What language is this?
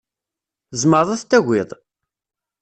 Kabyle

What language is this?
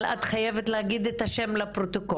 Hebrew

